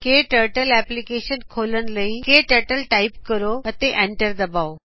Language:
Punjabi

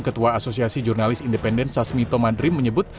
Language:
Indonesian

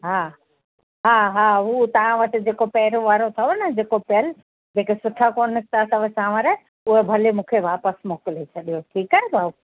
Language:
Sindhi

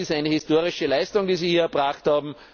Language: German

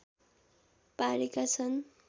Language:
Nepali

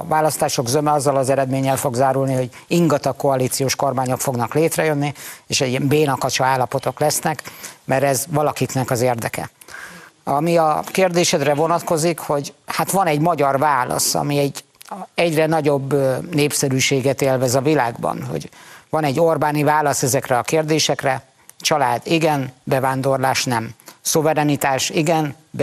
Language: Hungarian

